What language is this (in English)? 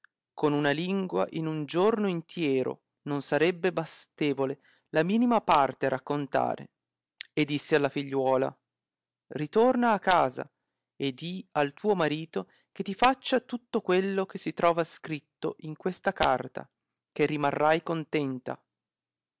Italian